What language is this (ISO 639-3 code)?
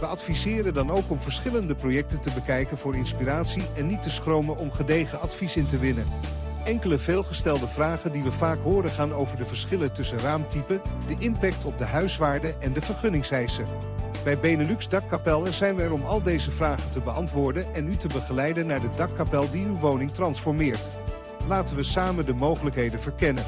nld